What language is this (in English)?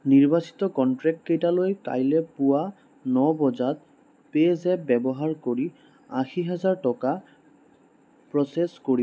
Assamese